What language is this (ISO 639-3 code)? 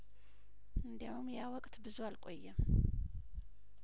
amh